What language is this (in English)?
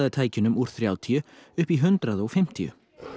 Icelandic